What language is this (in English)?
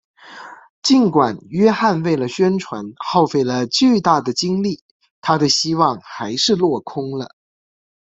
Chinese